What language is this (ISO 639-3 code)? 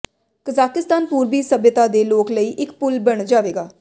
pan